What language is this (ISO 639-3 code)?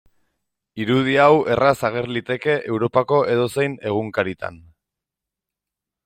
eus